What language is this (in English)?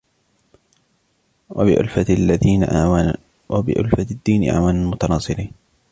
Arabic